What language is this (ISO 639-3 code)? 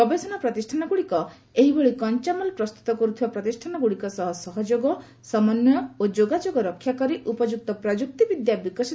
ori